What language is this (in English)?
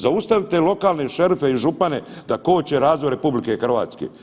Croatian